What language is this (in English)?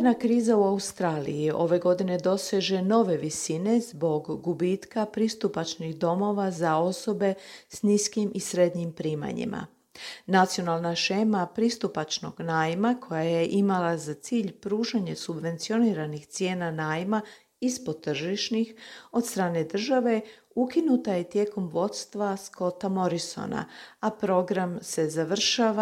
Croatian